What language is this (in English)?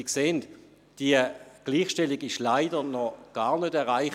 Swiss German